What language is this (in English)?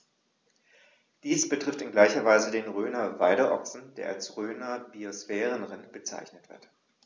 German